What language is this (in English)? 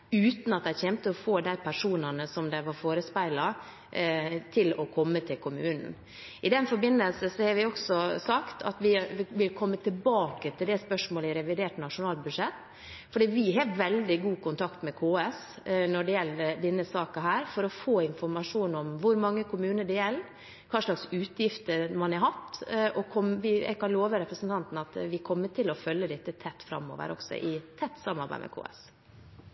Norwegian Bokmål